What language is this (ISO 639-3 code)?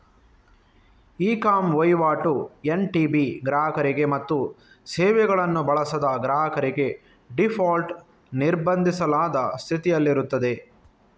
kan